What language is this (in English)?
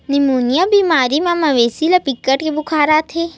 Chhattisgarhi